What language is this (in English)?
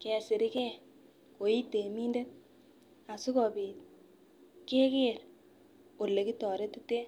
Kalenjin